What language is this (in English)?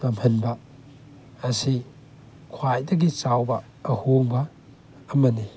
Manipuri